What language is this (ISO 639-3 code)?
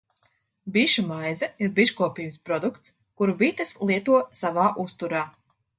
lav